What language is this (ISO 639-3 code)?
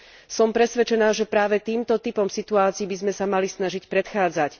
slk